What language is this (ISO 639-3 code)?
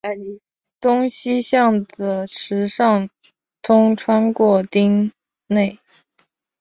zho